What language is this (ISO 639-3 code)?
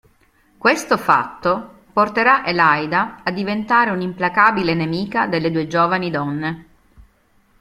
ita